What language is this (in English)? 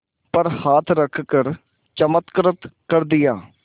Hindi